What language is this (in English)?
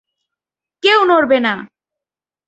Bangla